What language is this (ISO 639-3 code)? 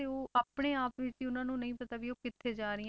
pan